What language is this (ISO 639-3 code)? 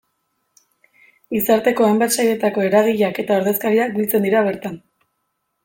eus